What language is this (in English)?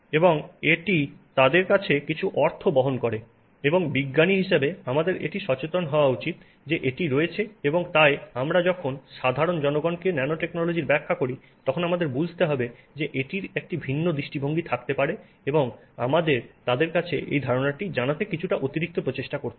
Bangla